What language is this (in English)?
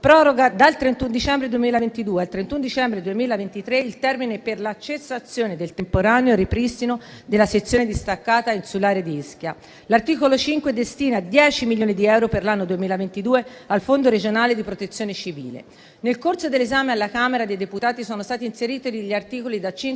Italian